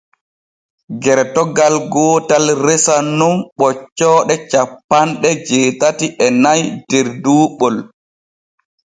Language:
Borgu Fulfulde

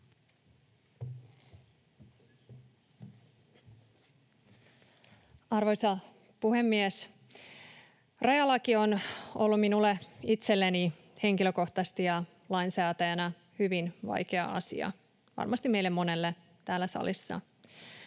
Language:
Finnish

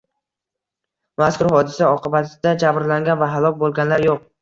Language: Uzbek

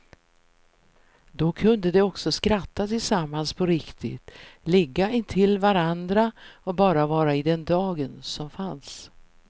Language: Swedish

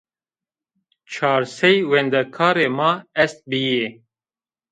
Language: Zaza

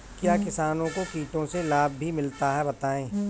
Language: Hindi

